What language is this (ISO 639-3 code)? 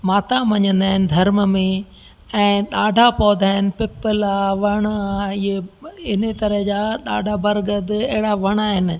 snd